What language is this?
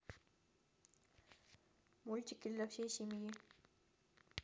Russian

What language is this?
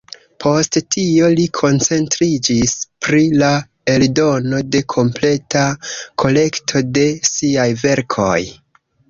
Esperanto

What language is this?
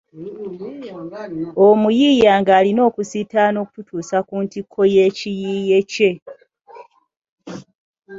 Ganda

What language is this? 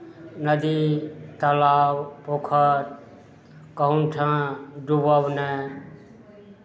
Maithili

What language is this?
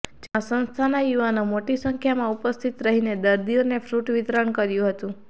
Gujarati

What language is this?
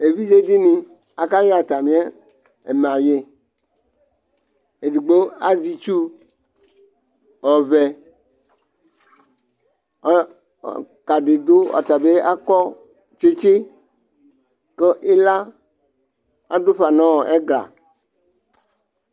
Ikposo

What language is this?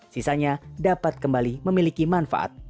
Indonesian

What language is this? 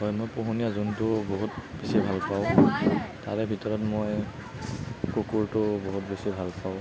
Assamese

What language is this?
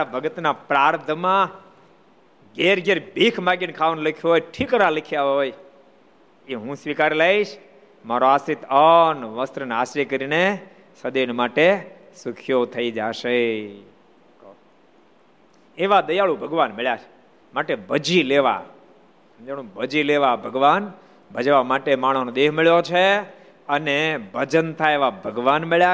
Gujarati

